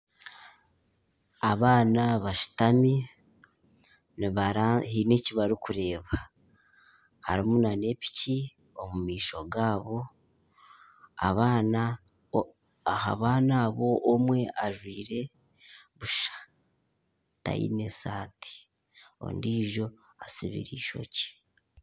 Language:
Nyankole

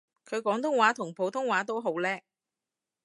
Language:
Cantonese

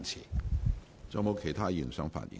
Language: Cantonese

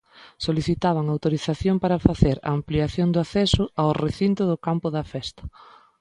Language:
Galician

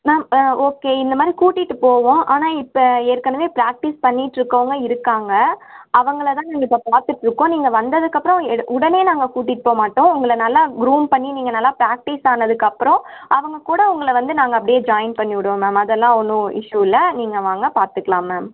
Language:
Tamil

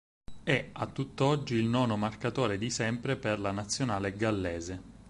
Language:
Italian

